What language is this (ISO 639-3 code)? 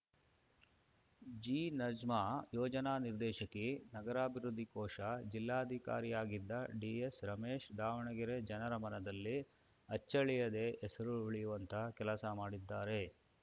kan